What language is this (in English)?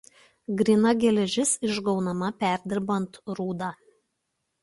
Lithuanian